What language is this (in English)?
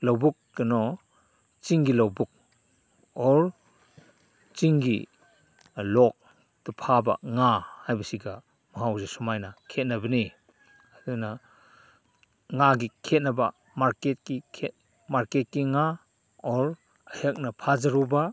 Manipuri